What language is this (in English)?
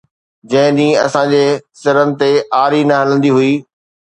Sindhi